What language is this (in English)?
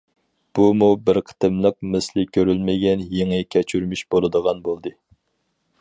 Uyghur